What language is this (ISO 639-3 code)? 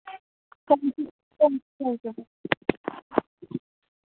doi